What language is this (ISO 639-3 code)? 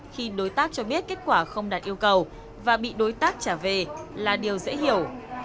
vie